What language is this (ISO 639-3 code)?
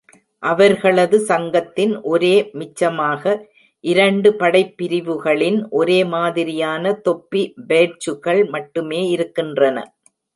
tam